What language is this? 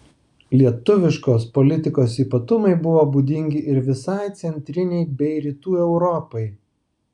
Lithuanian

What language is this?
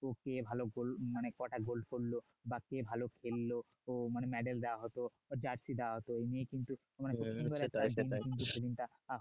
Bangla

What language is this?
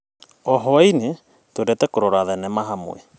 Kikuyu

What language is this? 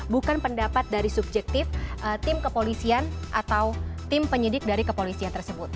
Indonesian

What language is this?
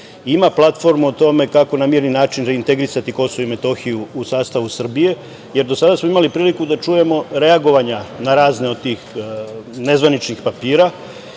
Serbian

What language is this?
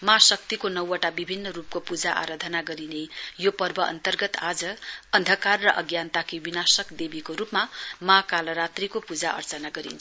Nepali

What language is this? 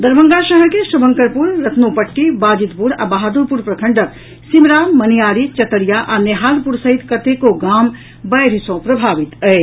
Maithili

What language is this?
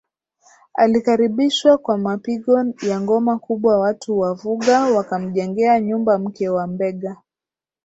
Swahili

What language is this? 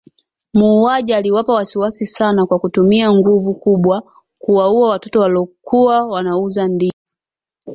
Swahili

